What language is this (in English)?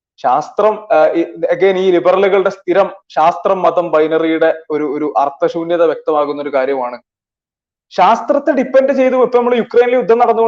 Malayalam